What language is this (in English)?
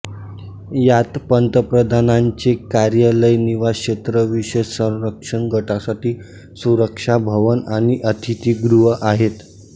Marathi